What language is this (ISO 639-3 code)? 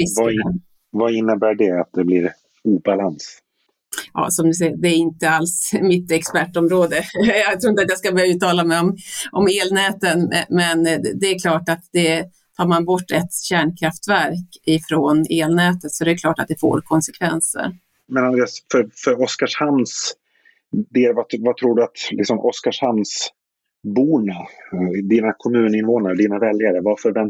swe